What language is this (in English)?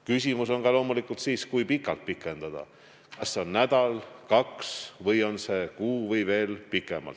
Estonian